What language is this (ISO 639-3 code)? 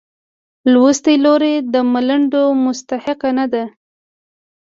pus